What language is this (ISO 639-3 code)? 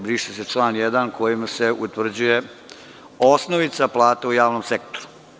srp